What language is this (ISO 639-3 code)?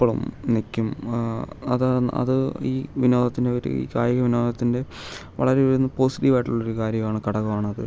mal